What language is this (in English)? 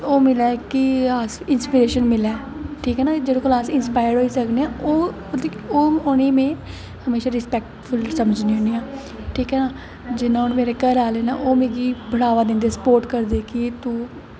Dogri